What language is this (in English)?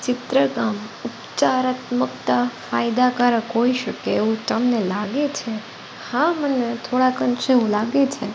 Gujarati